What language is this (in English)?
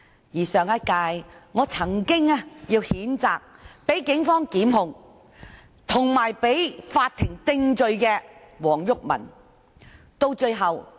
Cantonese